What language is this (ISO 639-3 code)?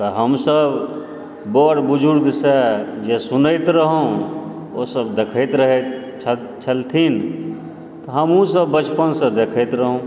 mai